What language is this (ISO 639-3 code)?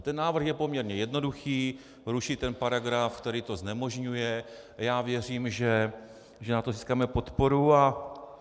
ces